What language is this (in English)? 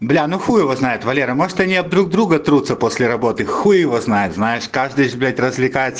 Russian